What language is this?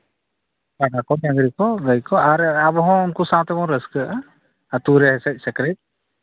Santali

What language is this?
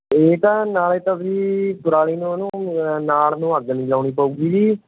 Punjabi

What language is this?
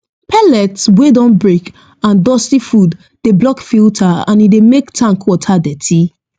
Nigerian Pidgin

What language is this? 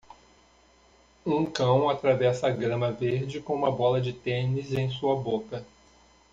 Portuguese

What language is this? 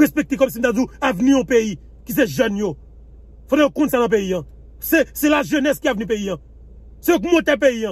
French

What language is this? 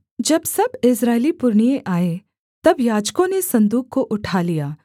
Hindi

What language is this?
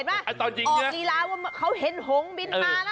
Thai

